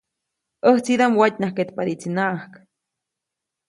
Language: Copainalá Zoque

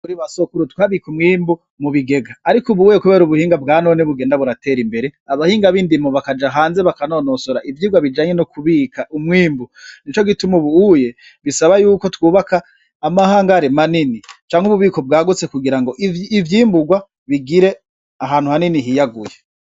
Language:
Rundi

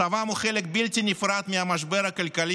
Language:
Hebrew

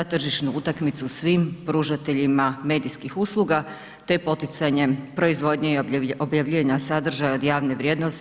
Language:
Croatian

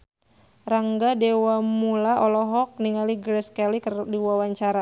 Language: Sundanese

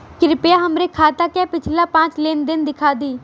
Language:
Bhojpuri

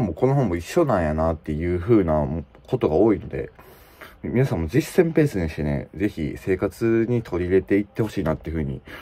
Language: Japanese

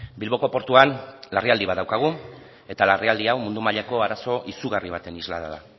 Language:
Basque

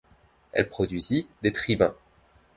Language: French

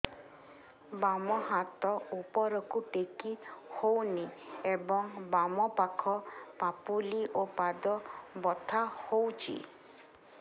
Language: Odia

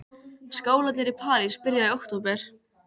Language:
Icelandic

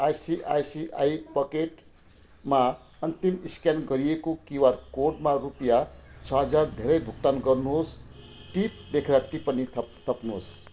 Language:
Nepali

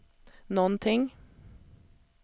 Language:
Swedish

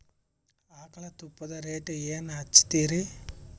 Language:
Kannada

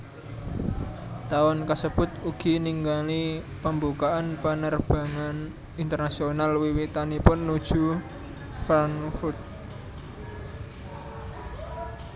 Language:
Javanese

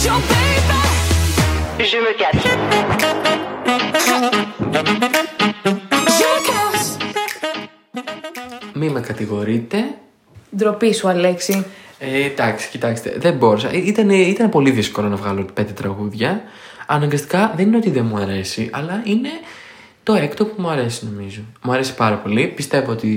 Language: Greek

